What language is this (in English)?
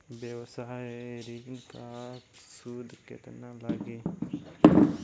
Bhojpuri